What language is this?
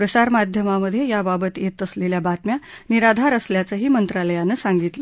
Marathi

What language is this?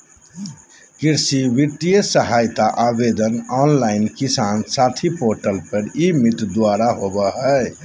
Magahi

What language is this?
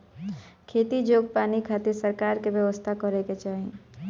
Bhojpuri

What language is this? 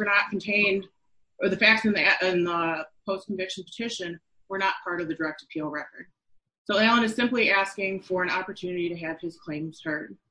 English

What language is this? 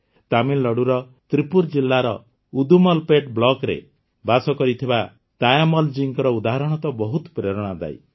Odia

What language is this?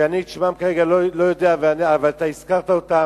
Hebrew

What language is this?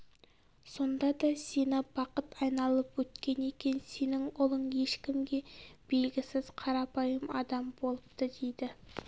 Kazakh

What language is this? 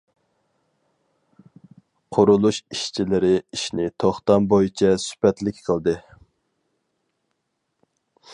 Uyghur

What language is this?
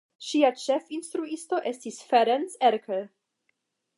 Esperanto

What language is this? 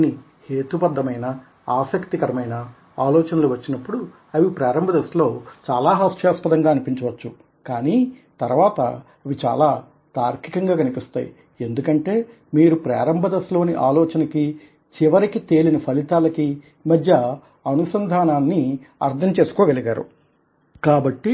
Telugu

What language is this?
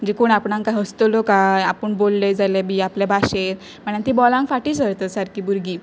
Konkani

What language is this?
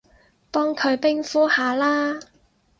Cantonese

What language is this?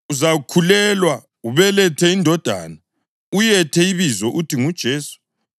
North Ndebele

